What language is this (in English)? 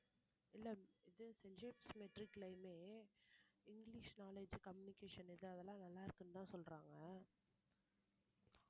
Tamil